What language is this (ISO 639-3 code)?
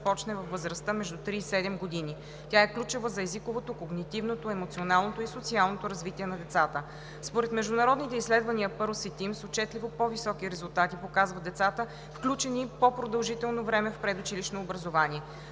bul